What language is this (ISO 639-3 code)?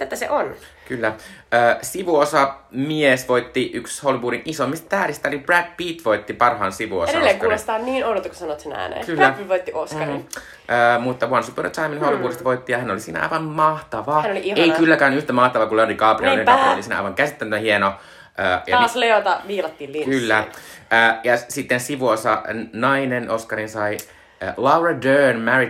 fin